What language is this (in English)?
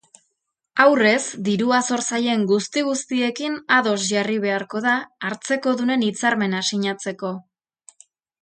Basque